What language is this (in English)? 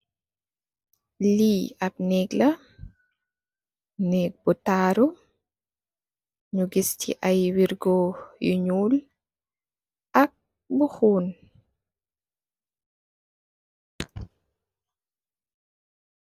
Wolof